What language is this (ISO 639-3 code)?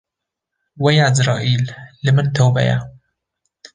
kur